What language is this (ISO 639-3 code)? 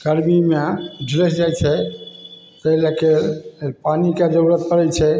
mai